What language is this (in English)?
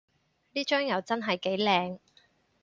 Cantonese